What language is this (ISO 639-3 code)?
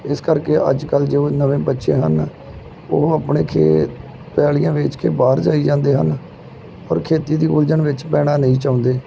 pan